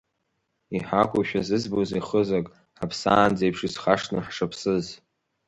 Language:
Abkhazian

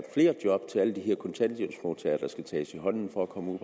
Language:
Danish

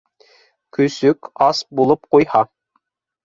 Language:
Bashkir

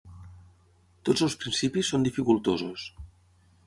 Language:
Catalan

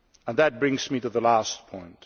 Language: English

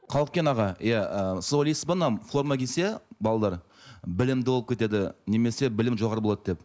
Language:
Kazakh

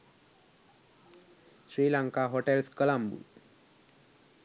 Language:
Sinhala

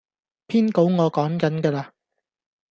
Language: Cantonese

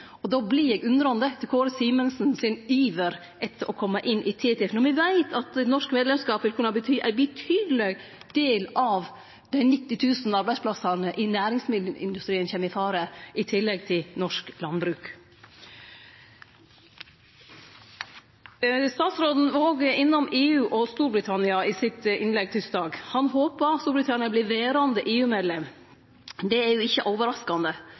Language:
Norwegian Nynorsk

